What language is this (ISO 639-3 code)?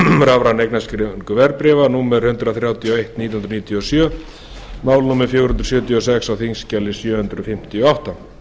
isl